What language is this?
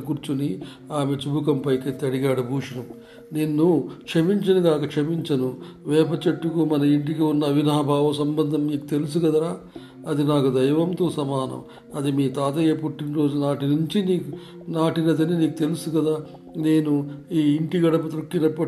Telugu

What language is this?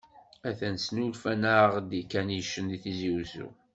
Kabyle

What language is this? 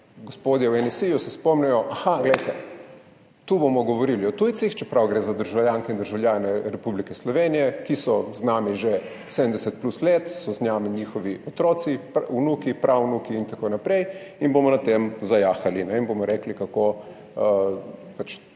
Slovenian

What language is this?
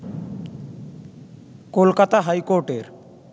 Bangla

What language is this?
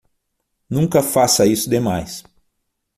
Portuguese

